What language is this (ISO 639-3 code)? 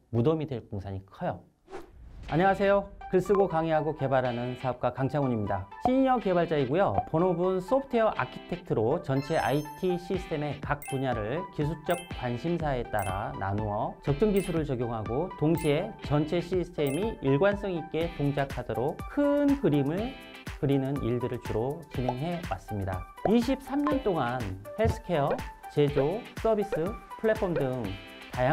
kor